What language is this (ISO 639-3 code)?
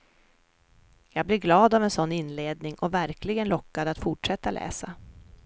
swe